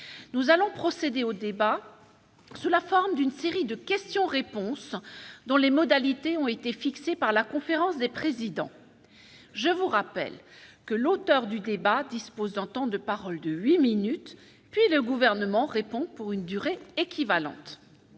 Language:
French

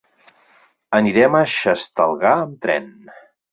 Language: Catalan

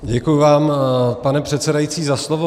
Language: Czech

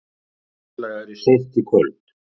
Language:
Icelandic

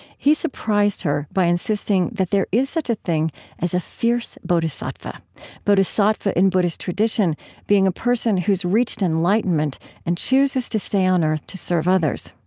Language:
English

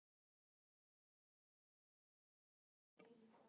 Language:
Icelandic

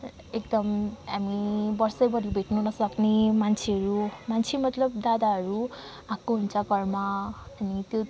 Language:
Nepali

